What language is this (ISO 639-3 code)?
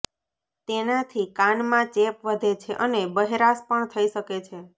guj